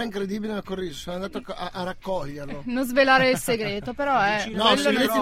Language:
Italian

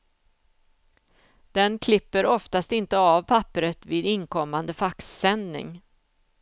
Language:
Swedish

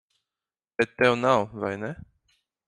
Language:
Latvian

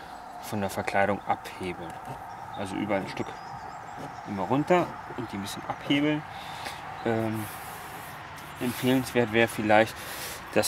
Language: German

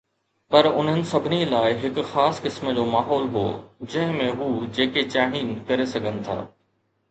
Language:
Sindhi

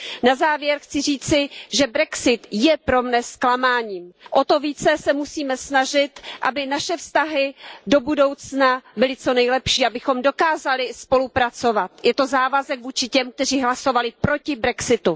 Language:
Czech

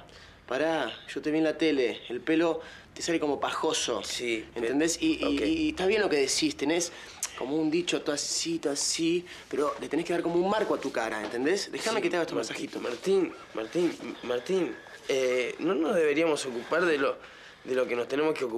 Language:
Spanish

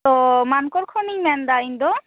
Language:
Santali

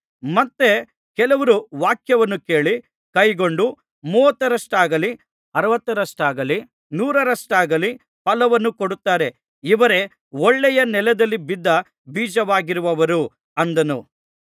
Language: Kannada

